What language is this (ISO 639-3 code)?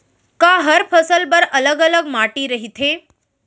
hne